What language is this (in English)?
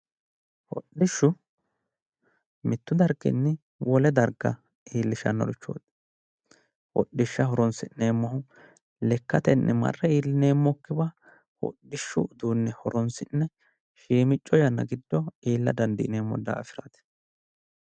Sidamo